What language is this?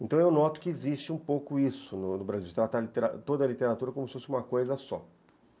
Portuguese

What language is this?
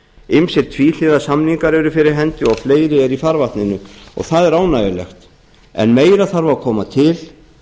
Icelandic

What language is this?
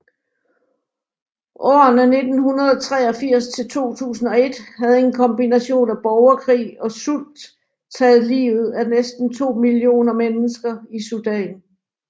Danish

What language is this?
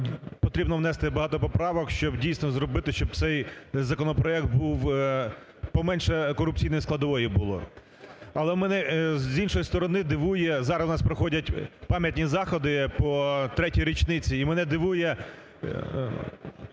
Ukrainian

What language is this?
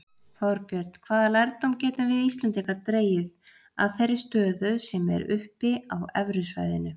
Icelandic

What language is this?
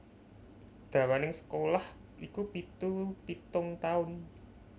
Javanese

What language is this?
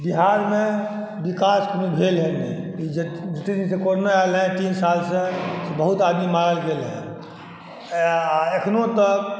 Maithili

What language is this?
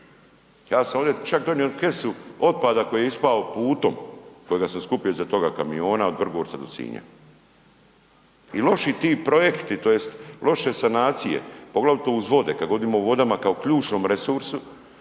Croatian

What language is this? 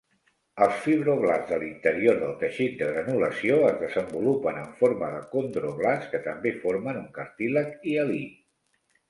Catalan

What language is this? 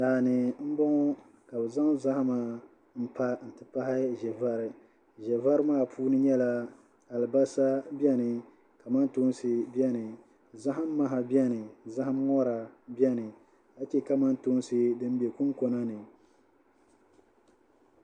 Dagbani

